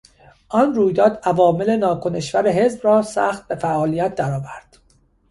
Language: Persian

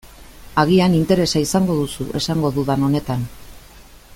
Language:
Basque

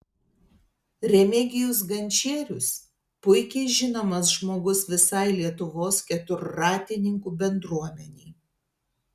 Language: Lithuanian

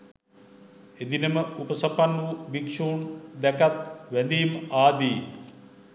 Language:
Sinhala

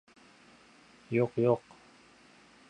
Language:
Uzbek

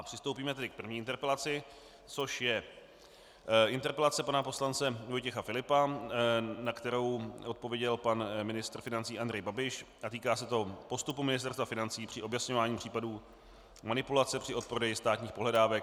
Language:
Czech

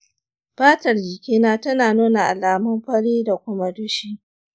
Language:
Hausa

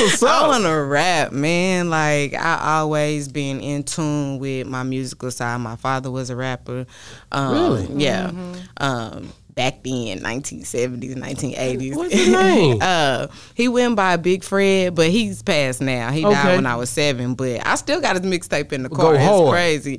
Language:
English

